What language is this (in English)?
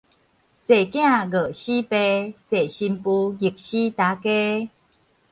Min Nan Chinese